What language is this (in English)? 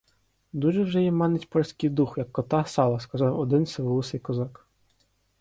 Ukrainian